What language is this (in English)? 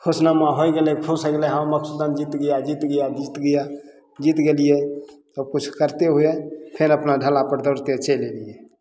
Maithili